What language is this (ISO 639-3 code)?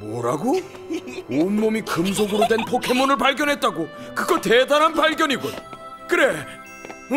kor